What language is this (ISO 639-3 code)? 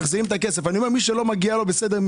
heb